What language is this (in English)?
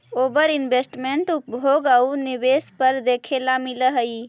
Magahi